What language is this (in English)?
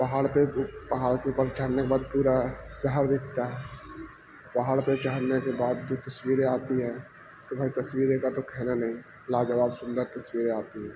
Urdu